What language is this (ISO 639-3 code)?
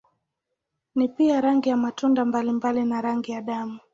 swa